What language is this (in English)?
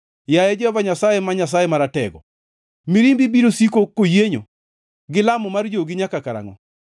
Luo (Kenya and Tanzania)